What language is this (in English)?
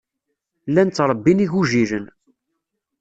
Kabyle